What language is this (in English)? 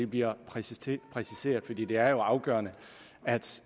Danish